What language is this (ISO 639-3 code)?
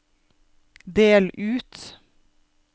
nor